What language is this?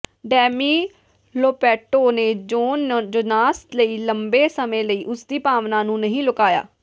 Punjabi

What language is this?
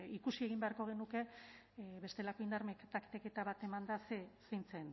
Basque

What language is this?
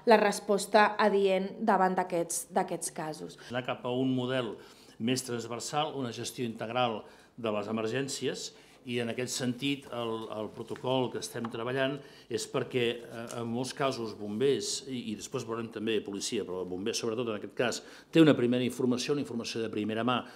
Spanish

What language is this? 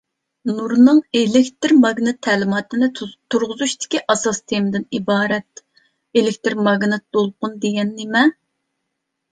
Uyghur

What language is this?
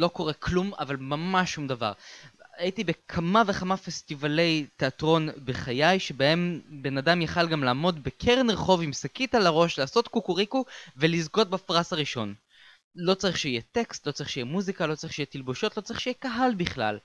Hebrew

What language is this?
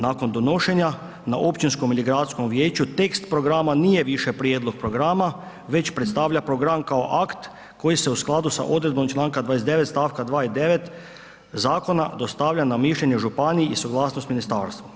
Croatian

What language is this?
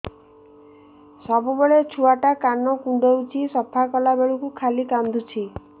Odia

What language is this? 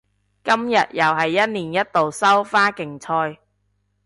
Cantonese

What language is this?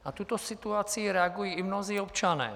Czech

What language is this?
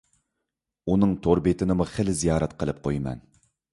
Uyghur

